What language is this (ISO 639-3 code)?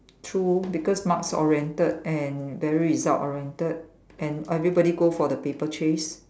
eng